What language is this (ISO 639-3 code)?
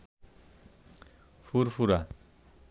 ben